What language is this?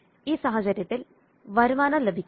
Malayalam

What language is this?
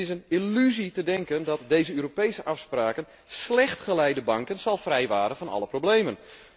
Dutch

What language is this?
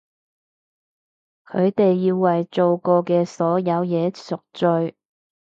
Cantonese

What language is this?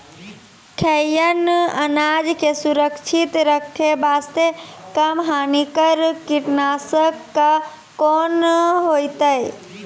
Maithili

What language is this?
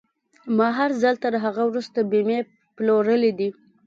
Pashto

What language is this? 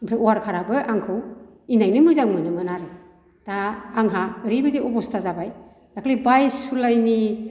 Bodo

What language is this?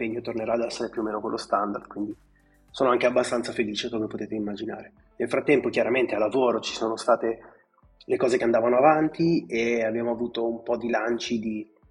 Italian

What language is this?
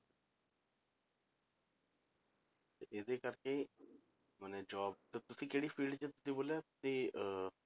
Punjabi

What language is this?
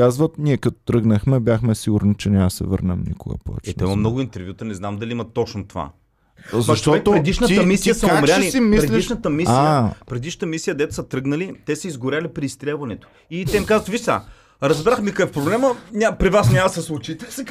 Bulgarian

